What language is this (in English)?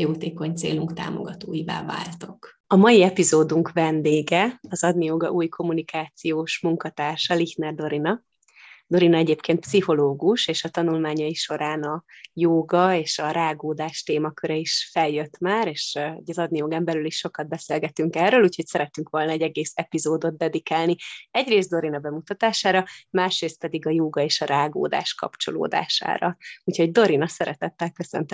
Hungarian